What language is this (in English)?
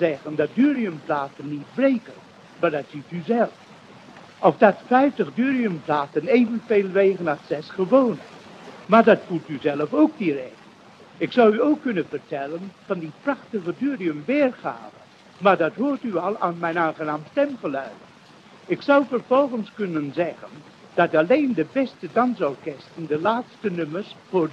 Dutch